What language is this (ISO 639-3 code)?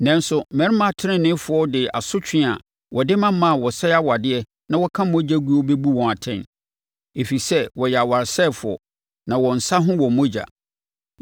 aka